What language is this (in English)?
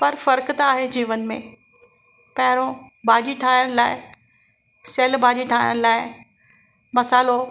Sindhi